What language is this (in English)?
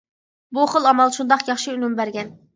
Uyghur